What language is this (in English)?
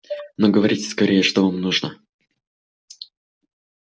Russian